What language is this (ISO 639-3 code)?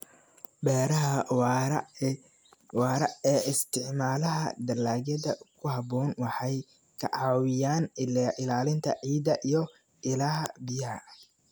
som